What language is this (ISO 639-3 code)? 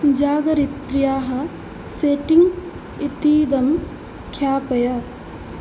san